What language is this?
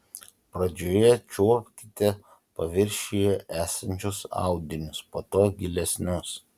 Lithuanian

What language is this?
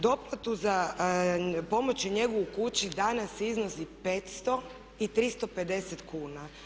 Croatian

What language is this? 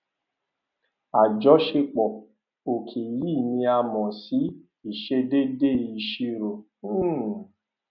Yoruba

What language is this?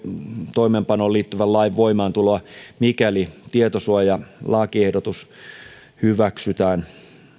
Finnish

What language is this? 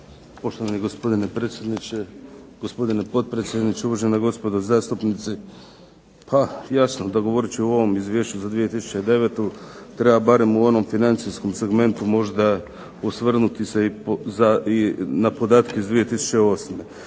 Croatian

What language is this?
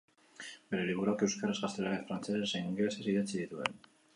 Basque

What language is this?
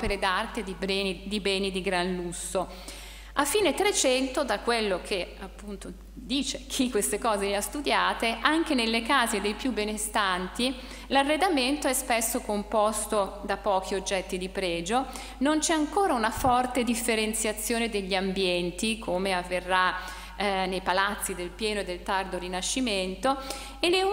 Italian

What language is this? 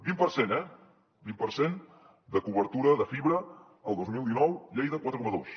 Catalan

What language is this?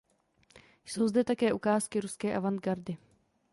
Czech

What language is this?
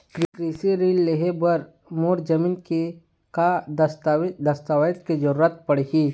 Chhattisgarhi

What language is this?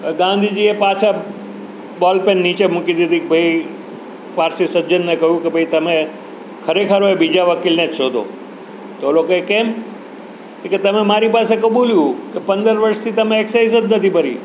Gujarati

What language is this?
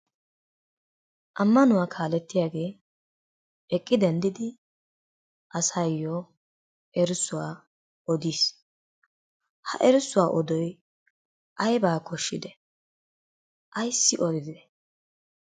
Wolaytta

